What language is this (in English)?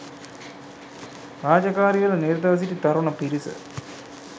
Sinhala